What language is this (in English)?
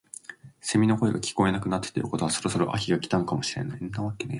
Japanese